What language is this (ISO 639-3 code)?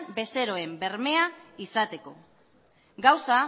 eus